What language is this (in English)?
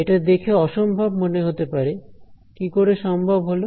Bangla